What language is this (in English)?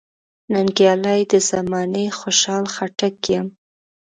Pashto